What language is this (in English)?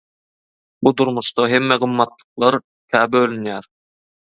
Turkmen